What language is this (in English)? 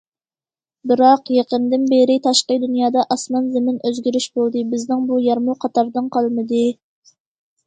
Uyghur